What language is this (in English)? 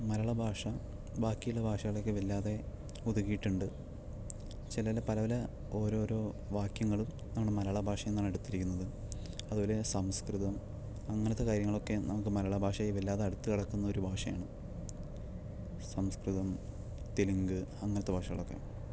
Malayalam